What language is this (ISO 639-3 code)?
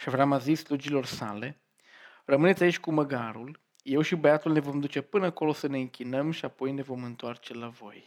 ron